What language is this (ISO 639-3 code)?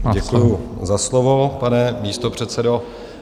ces